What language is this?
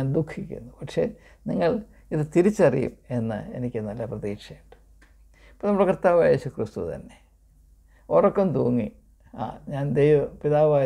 Malayalam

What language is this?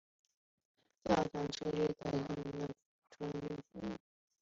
Chinese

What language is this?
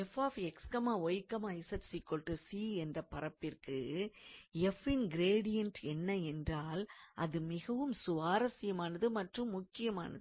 Tamil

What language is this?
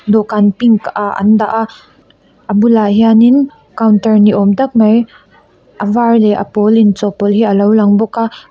Mizo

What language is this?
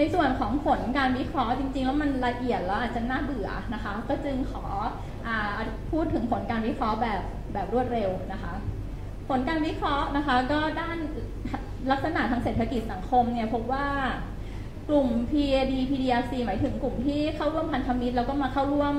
Thai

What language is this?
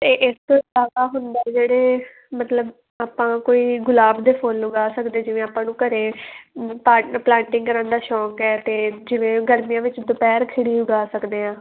Punjabi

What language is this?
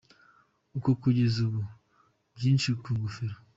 Kinyarwanda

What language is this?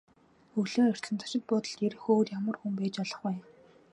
Mongolian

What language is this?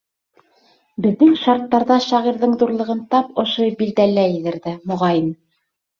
Bashkir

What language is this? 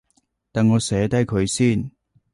Cantonese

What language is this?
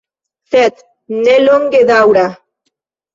Esperanto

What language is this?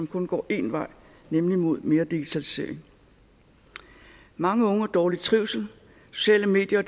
Danish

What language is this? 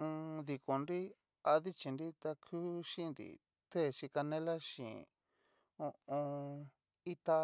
Cacaloxtepec Mixtec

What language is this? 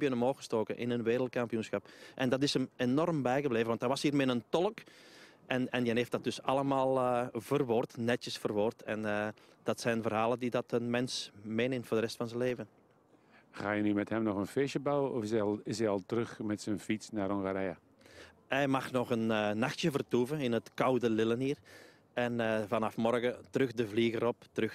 Dutch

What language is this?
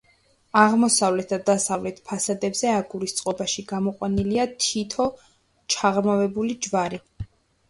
Georgian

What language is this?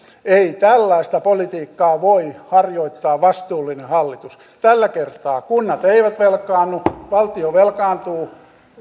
Finnish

